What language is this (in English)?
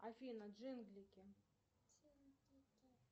Russian